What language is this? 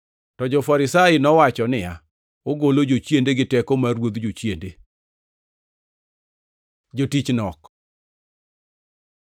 Luo (Kenya and Tanzania)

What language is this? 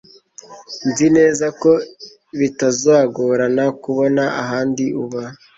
Kinyarwanda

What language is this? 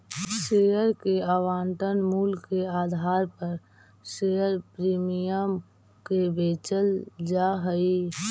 Magahi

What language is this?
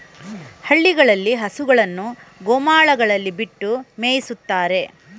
Kannada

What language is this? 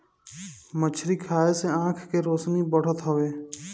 Bhojpuri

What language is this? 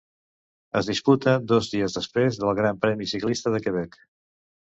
Catalan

